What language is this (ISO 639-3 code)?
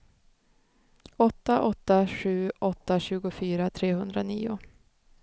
swe